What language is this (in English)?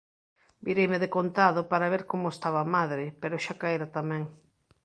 Galician